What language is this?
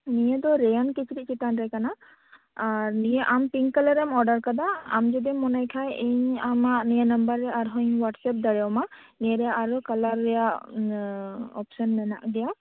Santali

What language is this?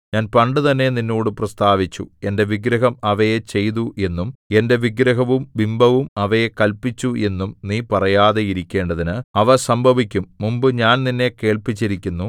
Malayalam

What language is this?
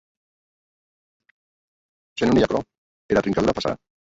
Occitan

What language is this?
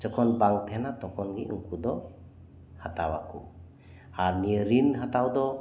Santali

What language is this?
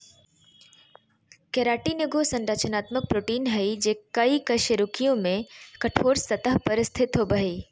Magahi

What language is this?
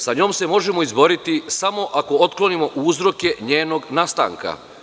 Serbian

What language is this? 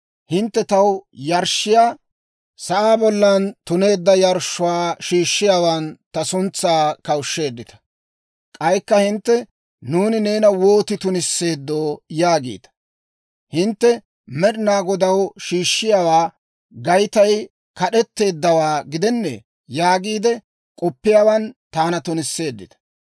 Dawro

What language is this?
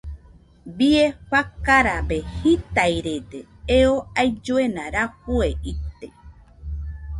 Nüpode Huitoto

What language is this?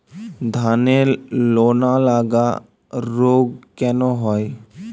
Bangla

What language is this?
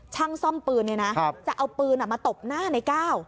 Thai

